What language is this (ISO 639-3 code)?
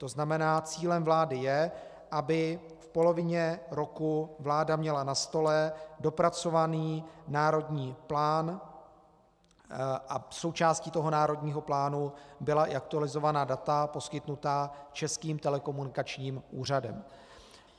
ces